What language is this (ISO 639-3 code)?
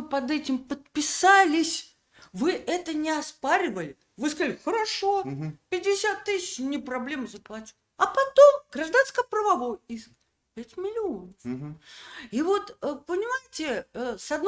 rus